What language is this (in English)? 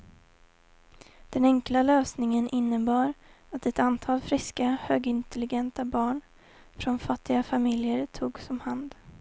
Swedish